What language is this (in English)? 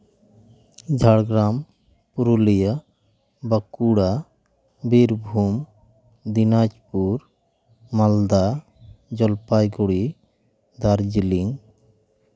Santali